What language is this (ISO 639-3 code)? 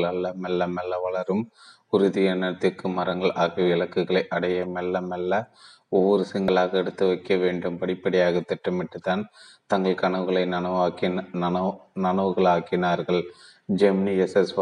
tam